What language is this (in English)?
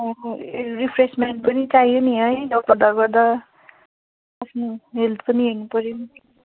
Nepali